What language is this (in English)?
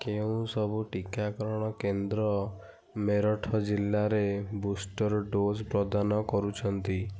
Odia